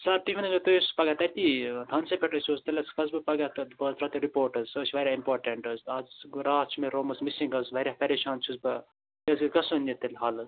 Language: Kashmiri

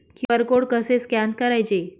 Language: Marathi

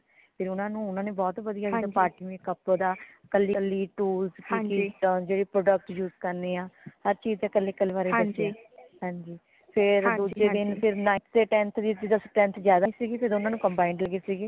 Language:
Punjabi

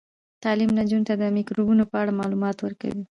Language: Pashto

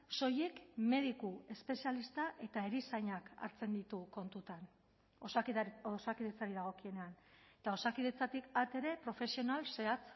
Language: Basque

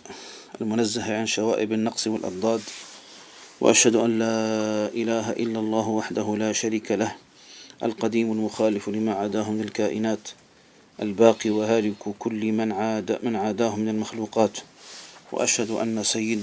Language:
Arabic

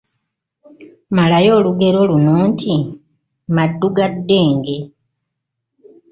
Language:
Ganda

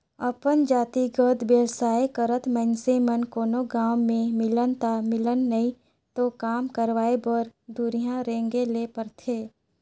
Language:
Chhattisgarhi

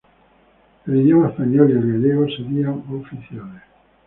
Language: Spanish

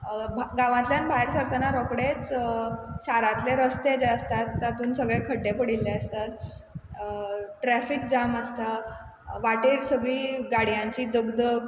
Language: Konkani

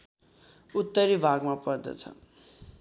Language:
Nepali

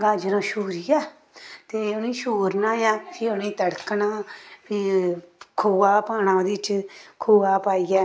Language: Dogri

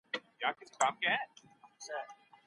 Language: Pashto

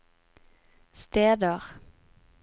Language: Norwegian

